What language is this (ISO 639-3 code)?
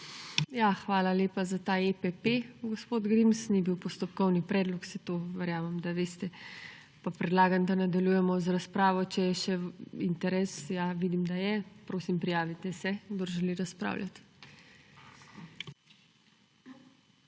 slv